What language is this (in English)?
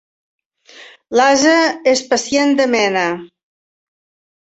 Catalan